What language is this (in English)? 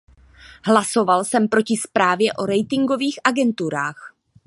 Czech